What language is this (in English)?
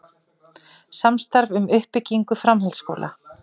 Icelandic